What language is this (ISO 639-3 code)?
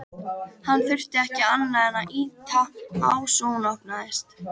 isl